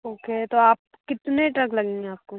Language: Hindi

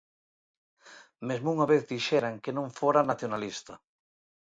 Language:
Galician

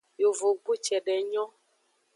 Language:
Aja (Benin)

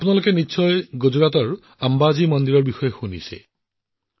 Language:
Assamese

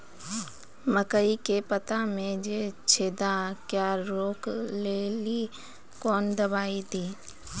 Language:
Maithili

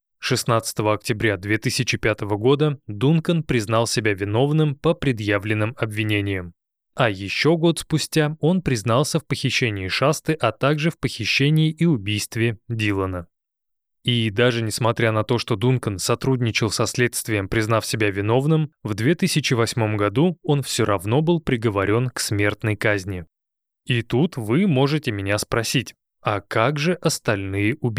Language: Russian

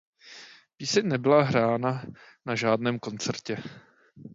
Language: Czech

